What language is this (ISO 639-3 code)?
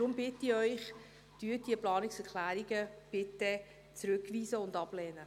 gsw